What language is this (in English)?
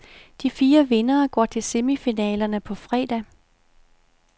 Danish